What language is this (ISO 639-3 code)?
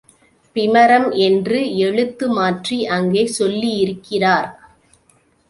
tam